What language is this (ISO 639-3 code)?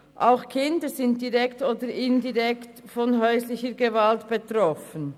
gsw